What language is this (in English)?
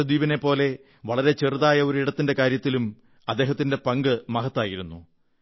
Malayalam